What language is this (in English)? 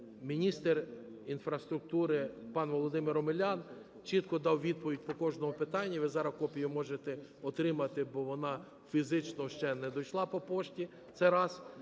Ukrainian